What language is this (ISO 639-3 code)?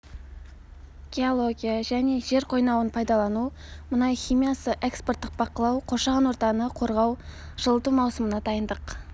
kaz